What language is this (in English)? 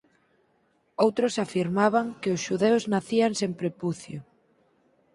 Galician